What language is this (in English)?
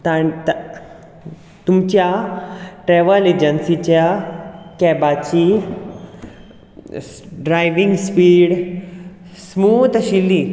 Konkani